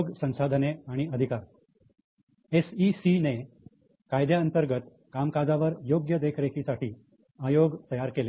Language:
Marathi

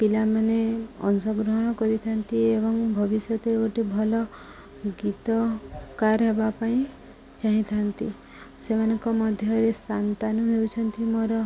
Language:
Odia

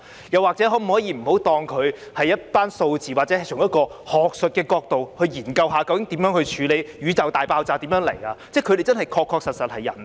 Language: Cantonese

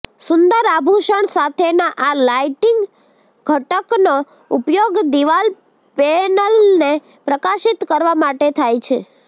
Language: Gujarati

